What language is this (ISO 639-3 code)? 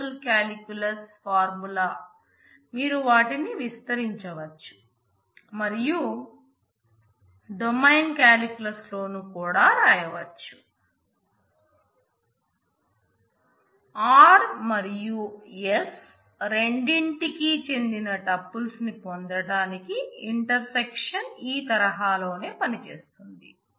tel